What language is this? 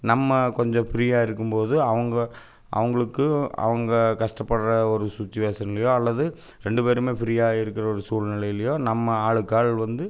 Tamil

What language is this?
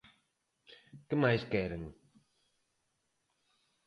Galician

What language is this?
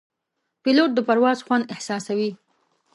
Pashto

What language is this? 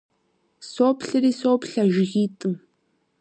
Kabardian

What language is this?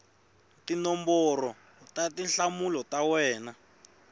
Tsonga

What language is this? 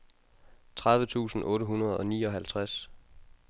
Danish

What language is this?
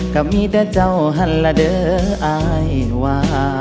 Thai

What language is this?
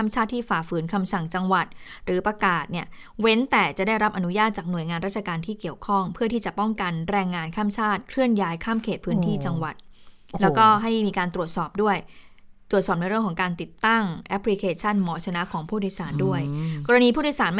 Thai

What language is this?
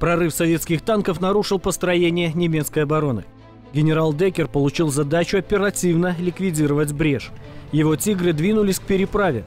Russian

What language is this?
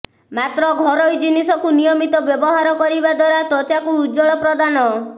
Odia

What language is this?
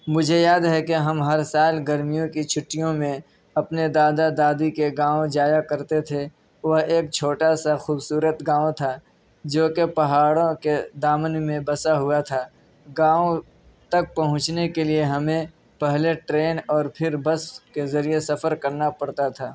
Urdu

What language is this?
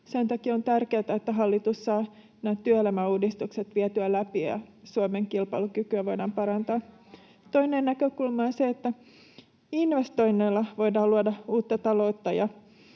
Finnish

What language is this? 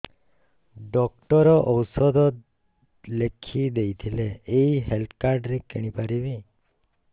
Odia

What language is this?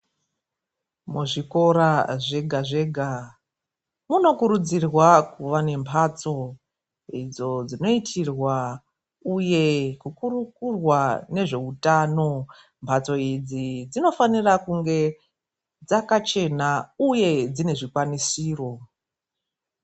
Ndau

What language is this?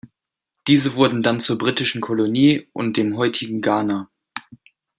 German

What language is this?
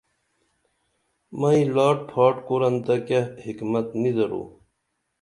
Dameli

